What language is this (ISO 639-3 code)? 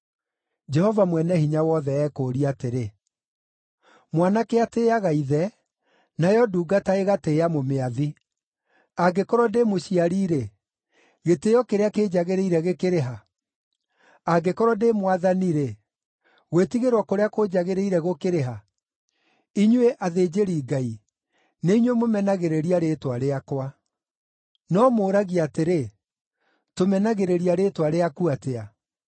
kik